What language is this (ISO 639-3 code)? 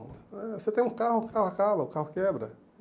por